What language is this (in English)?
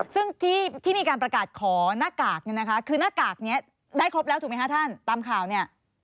Thai